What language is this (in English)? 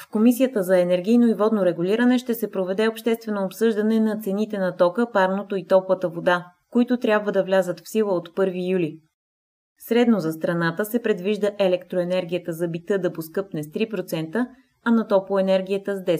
Bulgarian